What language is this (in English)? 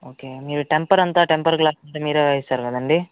Telugu